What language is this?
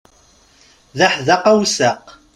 Kabyle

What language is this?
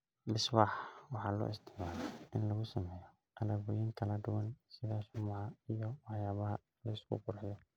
Somali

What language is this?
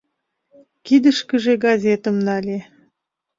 Mari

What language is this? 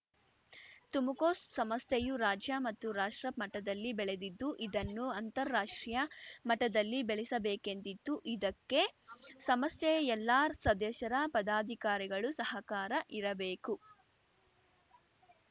Kannada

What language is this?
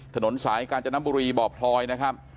Thai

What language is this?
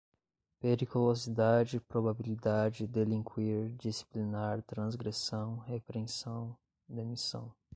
Portuguese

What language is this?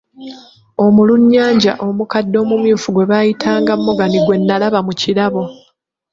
Ganda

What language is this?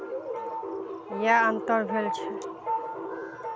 Maithili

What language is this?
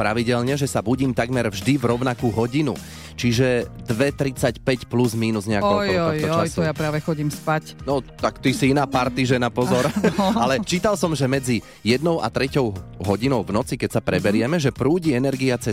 Slovak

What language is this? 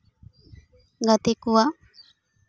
Santali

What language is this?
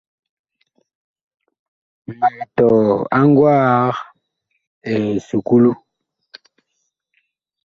Bakoko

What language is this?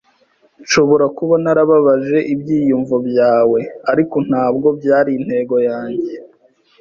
Kinyarwanda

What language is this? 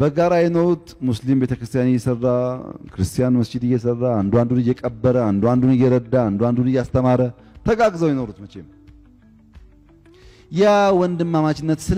Arabic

